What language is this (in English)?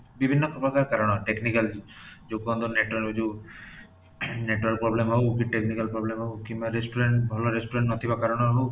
Odia